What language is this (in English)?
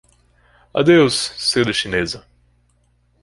Portuguese